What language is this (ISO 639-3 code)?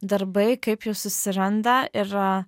lit